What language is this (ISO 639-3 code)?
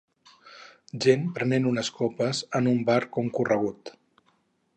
cat